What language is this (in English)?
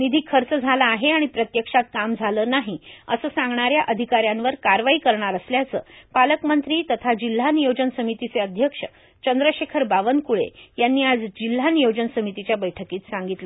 Marathi